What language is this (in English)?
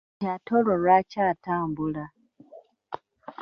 Ganda